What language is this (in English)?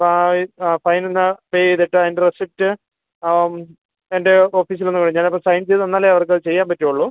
Malayalam